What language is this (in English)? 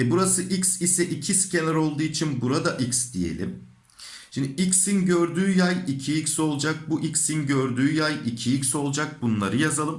Turkish